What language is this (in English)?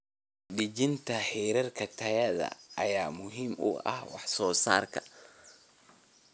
Somali